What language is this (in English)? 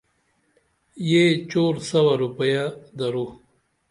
Dameli